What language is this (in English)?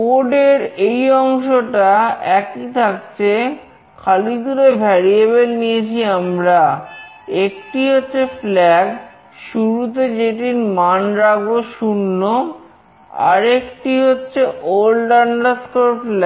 Bangla